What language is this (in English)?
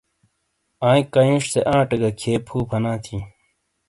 Shina